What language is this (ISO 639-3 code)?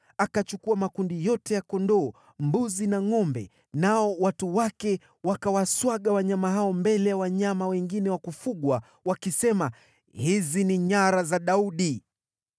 swa